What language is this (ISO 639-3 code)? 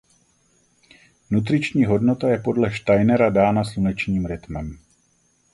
ces